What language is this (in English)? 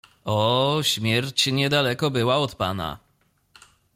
Polish